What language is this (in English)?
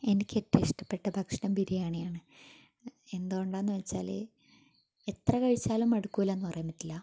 Malayalam